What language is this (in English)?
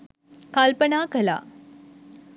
Sinhala